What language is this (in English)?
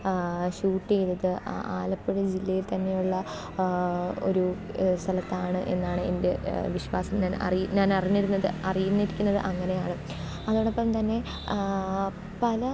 Malayalam